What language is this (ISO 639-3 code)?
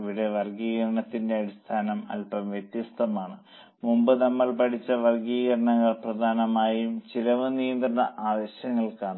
mal